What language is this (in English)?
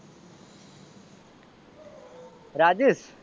Gujarati